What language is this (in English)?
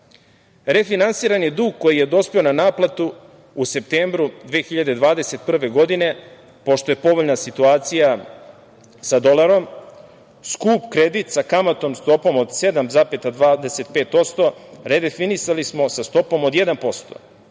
Serbian